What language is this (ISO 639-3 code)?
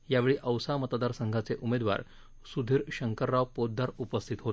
mar